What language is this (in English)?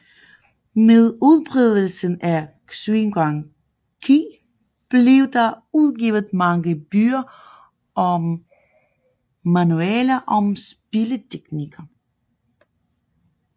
Danish